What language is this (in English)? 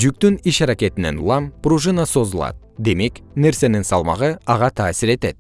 Kyrgyz